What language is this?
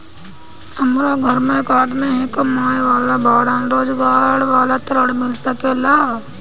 Bhojpuri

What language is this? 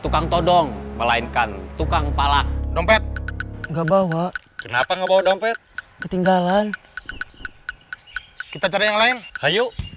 Indonesian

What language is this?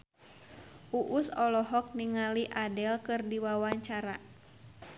Sundanese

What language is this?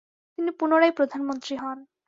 Bangla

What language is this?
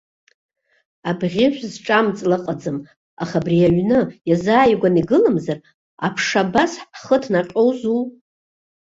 Abkhazian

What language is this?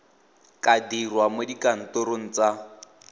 Tswana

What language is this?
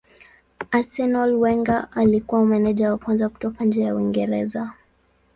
Swahili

